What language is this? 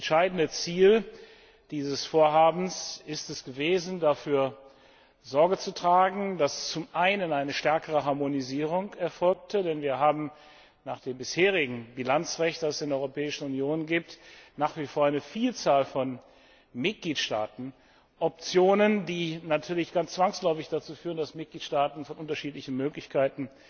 German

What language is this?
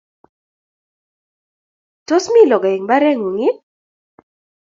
Kalenjin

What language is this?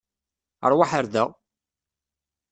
Kabyle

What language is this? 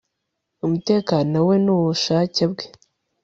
Kinyarwanda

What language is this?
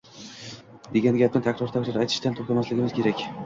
Uzbek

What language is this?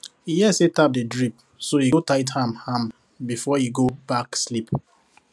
Nigerian Pidgin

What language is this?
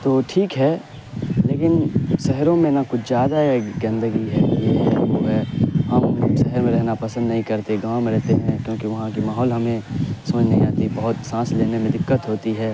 Urdu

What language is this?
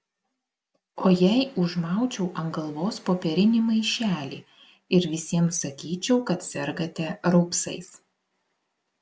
Lithuanian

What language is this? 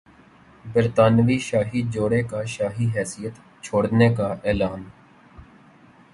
Urdu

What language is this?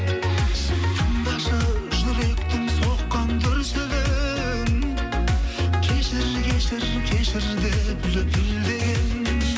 Kazakh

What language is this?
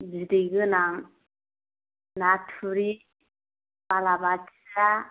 Bodo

